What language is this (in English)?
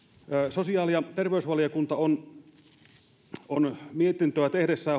Finnish